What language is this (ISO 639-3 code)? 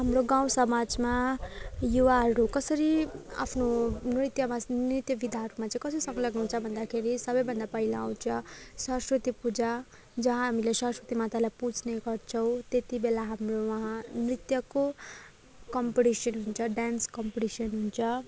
nep